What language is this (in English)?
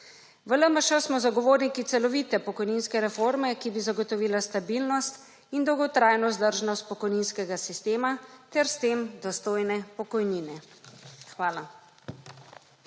Slovenian